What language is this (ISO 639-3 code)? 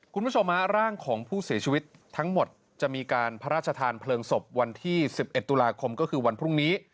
tha